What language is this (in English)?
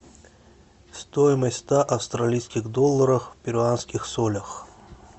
Russian